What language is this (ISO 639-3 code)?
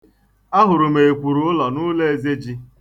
ibo